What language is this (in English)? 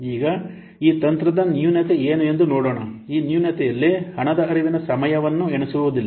Kannada